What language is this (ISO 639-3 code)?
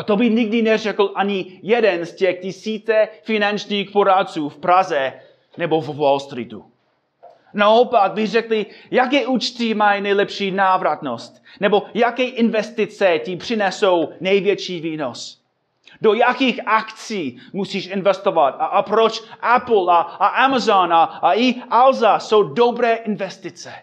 ces